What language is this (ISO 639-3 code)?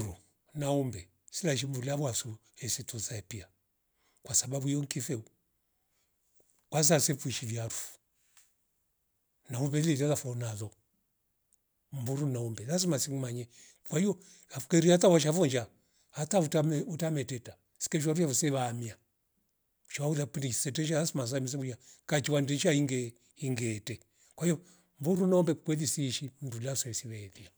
rof